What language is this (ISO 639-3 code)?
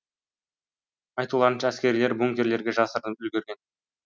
kaz